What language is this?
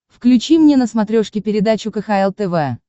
Russian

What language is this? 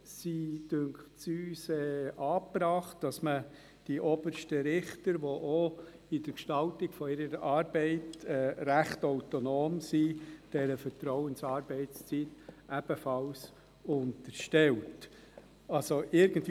Swiss German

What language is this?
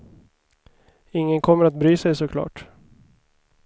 Swedish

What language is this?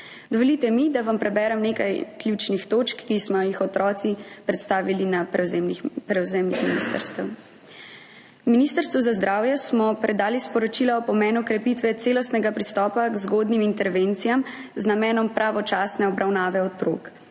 Slovenian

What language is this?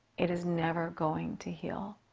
English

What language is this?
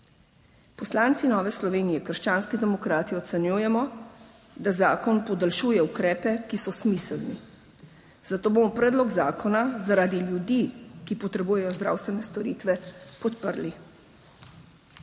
Slovenian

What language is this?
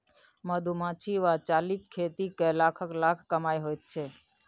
Maithili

